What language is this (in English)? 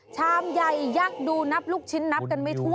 Thai